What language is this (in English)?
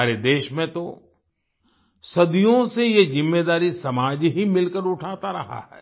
Hindi